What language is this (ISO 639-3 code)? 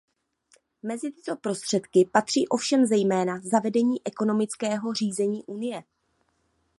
ces